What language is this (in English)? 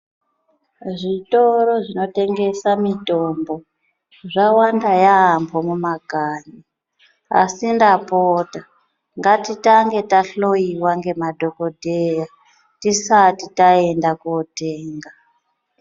Ndau